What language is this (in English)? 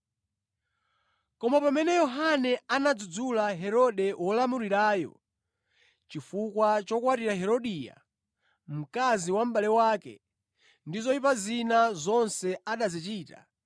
Nyanja